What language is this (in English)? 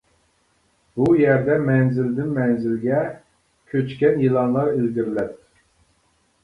Uyghur